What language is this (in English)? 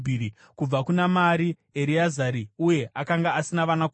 Shona